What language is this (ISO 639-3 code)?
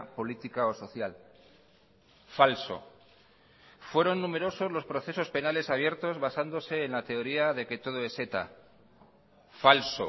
spa